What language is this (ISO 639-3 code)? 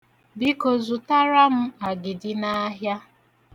ibo